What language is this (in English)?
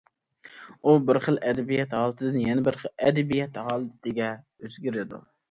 Uyghur